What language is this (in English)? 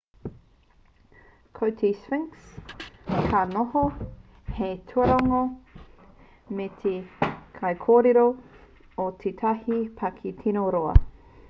Māori